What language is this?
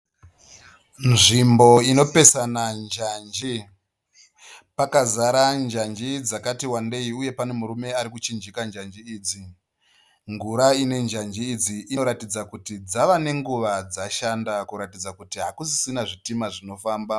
Shona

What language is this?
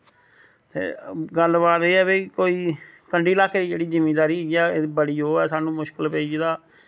Dogri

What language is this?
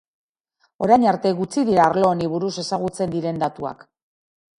Basque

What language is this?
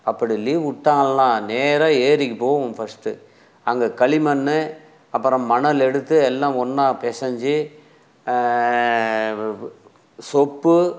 Tamil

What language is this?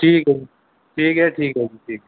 Urdu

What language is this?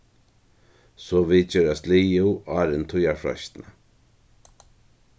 Faroese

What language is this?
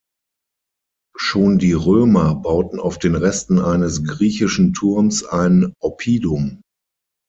German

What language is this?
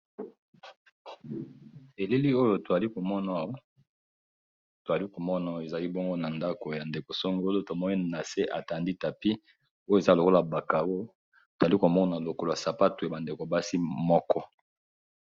Lingala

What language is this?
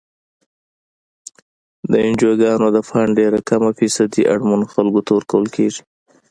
Pashto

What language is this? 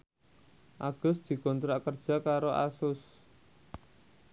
Javanese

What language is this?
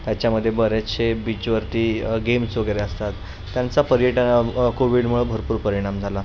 Marathi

